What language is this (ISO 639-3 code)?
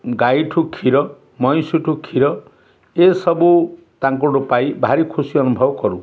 ori